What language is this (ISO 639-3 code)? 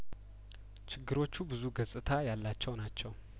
amh